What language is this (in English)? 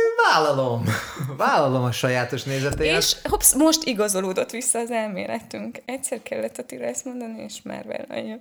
Hungarian